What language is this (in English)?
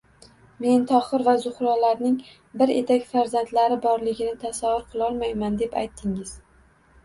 Uzbek